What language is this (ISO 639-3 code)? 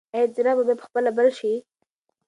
pus